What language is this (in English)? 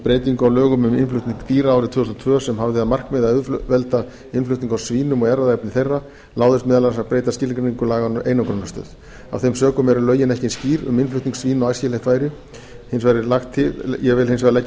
Icelandic